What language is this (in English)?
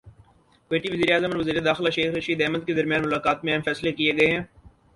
Urdu